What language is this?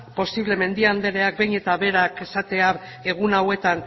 Basque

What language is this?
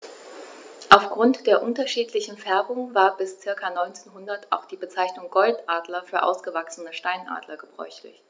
German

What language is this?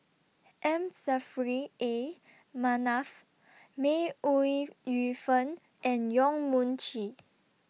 English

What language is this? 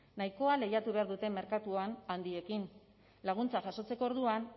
Basque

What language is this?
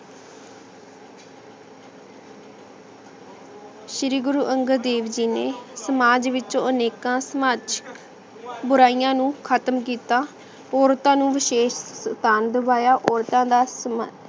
Punjabi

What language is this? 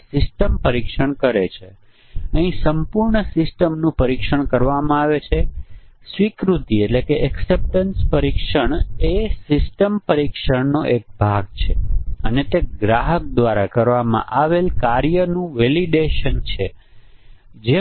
Gujarati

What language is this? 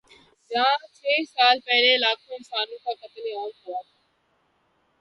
Urdu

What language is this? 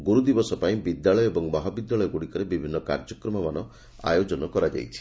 Odia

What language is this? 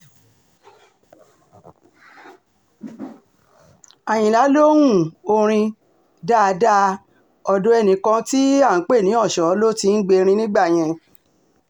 Yoruba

